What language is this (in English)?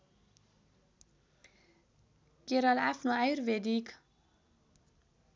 Nepali